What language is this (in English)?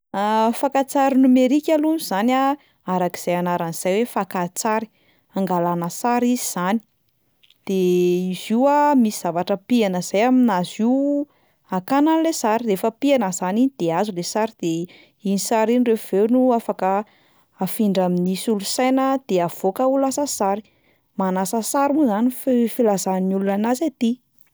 Malagasy